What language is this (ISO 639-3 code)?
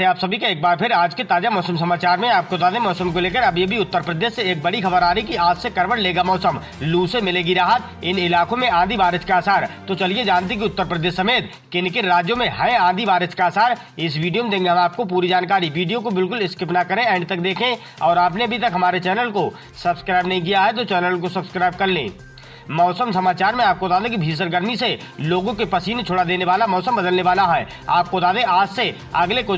hin